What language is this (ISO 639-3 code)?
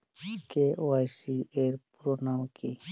ben